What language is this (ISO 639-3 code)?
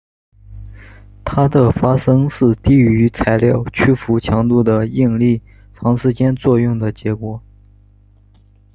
zho